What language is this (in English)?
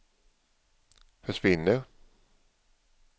Swedish